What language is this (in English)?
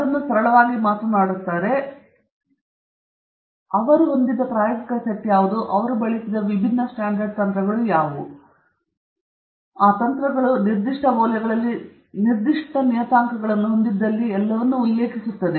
Kannada